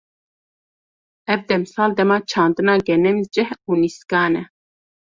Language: Kurdish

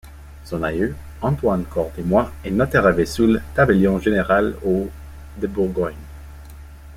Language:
French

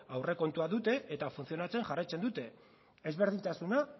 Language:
Basque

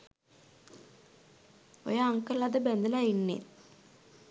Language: Sinhala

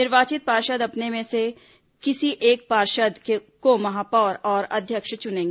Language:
Hindi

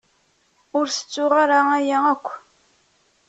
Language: Kabyle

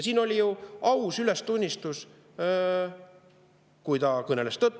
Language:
Estonian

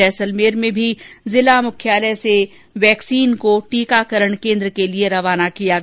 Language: Hindi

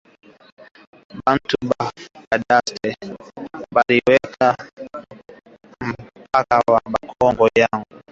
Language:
Swahili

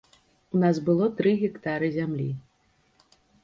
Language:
Belarusian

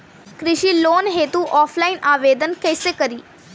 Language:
Bhojpuri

